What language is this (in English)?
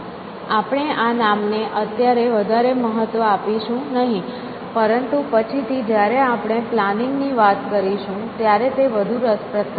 Gujarati